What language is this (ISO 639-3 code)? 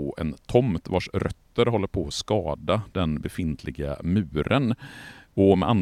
swe